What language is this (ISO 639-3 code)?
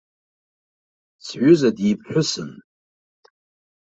abk